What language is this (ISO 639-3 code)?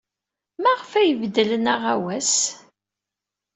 kab